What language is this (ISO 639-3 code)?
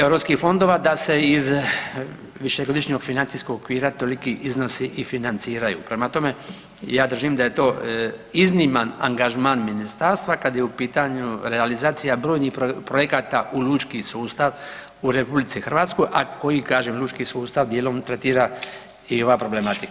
hrv